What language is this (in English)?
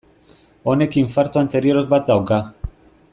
Basque